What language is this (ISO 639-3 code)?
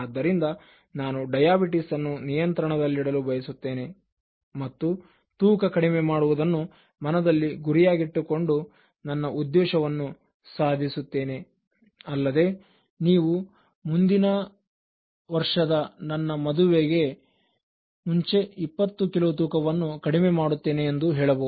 kan